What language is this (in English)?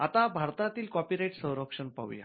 Marathi